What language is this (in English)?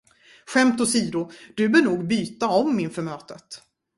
Swedish